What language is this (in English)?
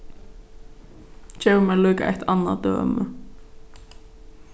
Faroese